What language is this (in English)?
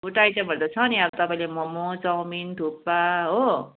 Nepali